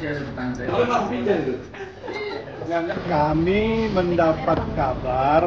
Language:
Indonesian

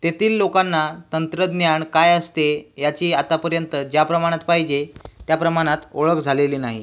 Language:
Marathi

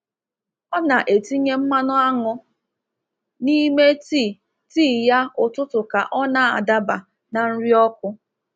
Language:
Igbo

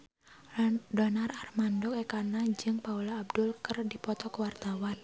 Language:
Sundanese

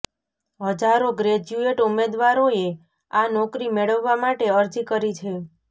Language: Gujarati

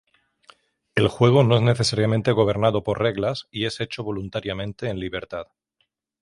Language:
Spanish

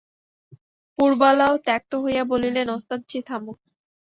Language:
Bangla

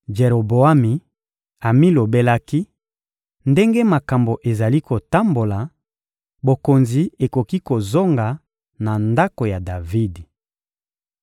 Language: Lingala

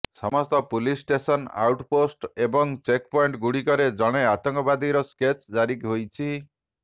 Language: Odia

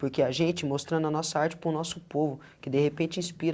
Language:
Portuguese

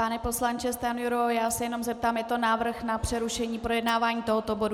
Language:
Czech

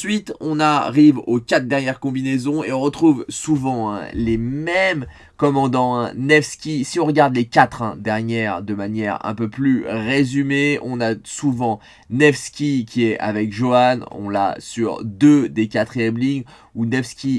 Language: French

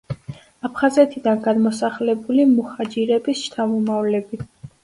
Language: Georgian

